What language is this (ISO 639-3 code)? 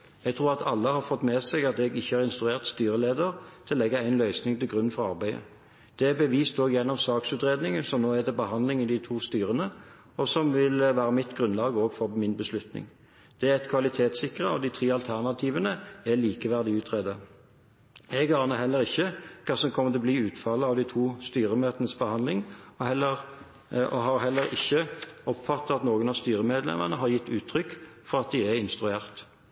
nob